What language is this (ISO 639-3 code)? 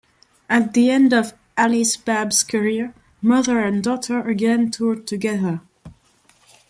eng